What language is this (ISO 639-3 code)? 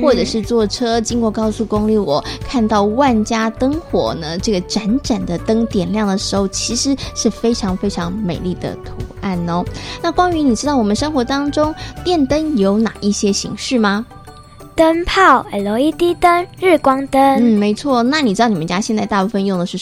zho